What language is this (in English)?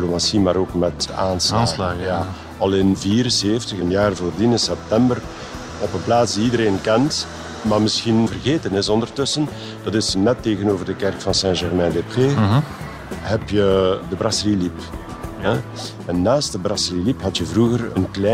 Dutch